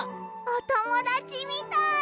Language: Japanese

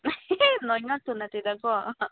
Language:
Manipuri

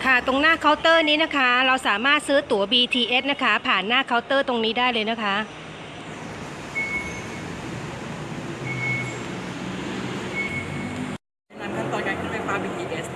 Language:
Thai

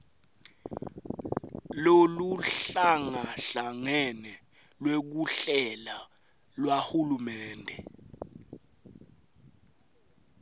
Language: Swati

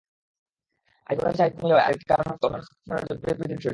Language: Bangla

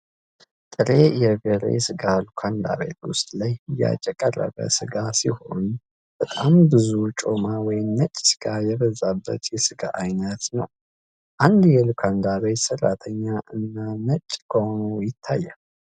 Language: Amharic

